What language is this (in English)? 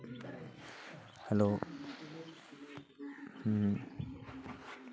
Santali